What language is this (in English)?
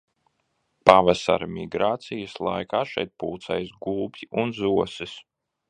Latvian